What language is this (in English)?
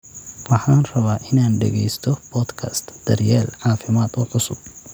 Somali